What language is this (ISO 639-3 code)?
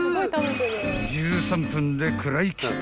jpn